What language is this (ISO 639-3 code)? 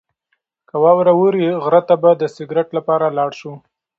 pus